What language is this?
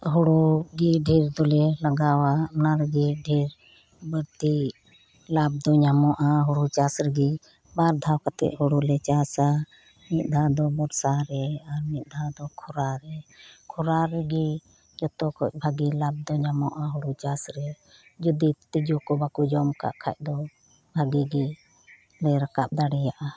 Santali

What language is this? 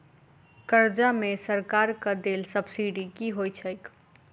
Maithili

